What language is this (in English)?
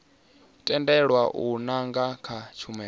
Venda